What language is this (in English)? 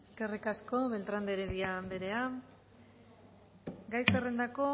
Basque